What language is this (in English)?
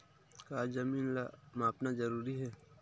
Chhattisgarhi